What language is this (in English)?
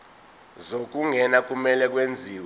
Zulu